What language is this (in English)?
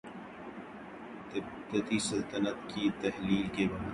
Urdu